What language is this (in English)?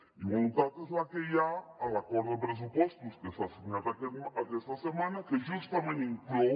Catalan